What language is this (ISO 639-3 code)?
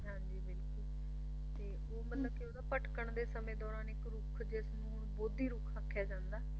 pan